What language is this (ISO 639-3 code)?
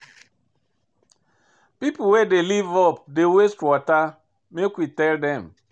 pcm